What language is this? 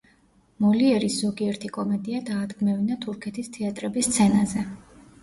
Georgian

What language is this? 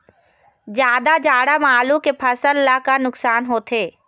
Chhattisgarhi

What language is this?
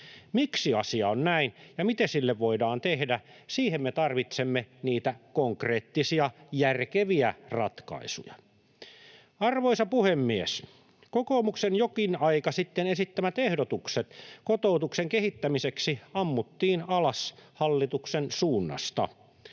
Finnish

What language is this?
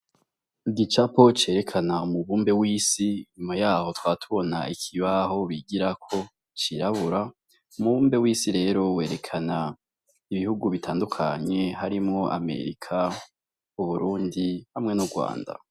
Rundi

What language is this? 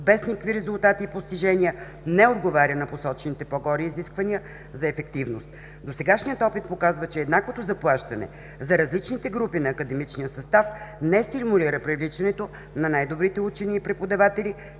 Bulgarian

